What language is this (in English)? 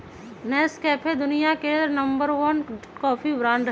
Magahi